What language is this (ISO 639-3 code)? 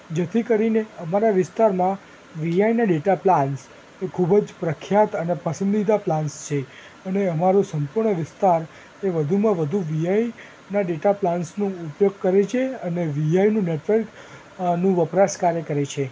guj